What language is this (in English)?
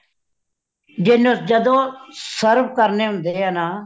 Punjabi